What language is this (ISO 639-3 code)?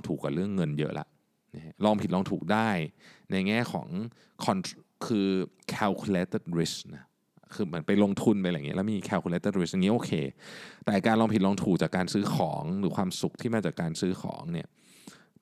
tha